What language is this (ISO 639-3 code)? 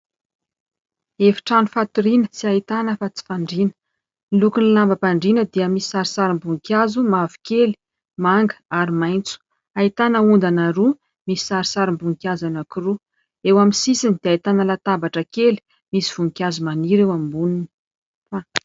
mlg